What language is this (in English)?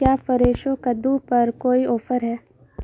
Urdu